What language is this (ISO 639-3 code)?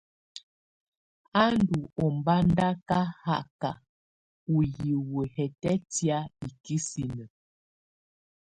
tvu